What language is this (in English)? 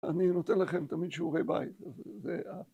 Hebrew